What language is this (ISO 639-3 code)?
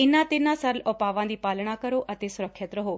pan